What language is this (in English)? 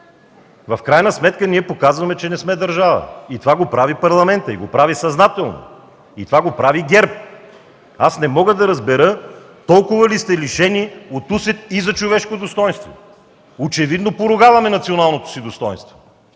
Bulgarian